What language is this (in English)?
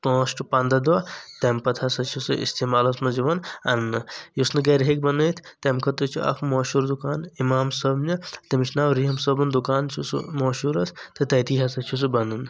Kashmiri